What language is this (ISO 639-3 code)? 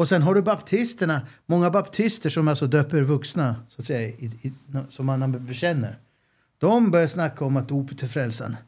swe